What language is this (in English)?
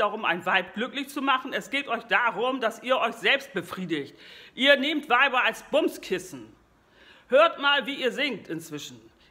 German